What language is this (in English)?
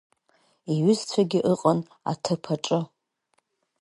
Abkhazian